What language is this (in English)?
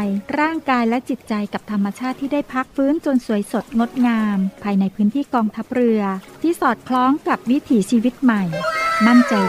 Thai